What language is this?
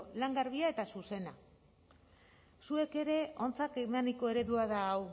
Basque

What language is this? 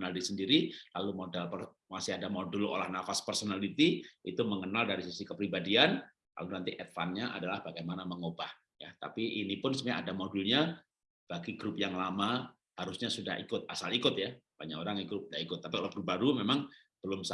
Indonesian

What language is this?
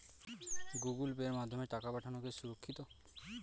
Bangla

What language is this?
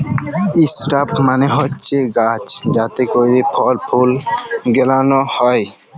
Bangla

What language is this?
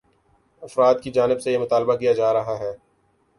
Urdu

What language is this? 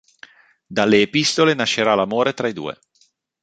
Italian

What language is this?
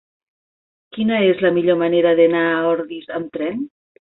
Catalan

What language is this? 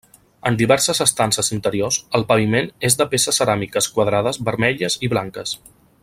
Catalan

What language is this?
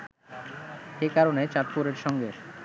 Bangla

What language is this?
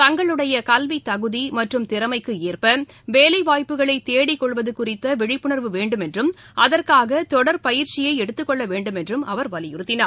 Tamil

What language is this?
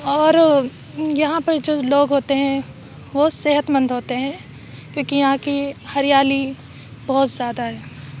Urdu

